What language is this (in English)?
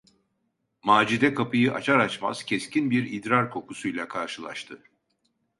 Turkish